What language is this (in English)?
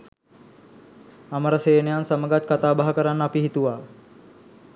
Sinhala